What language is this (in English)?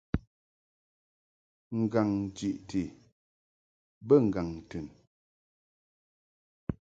Mungaka